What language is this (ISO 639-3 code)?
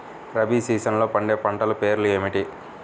tel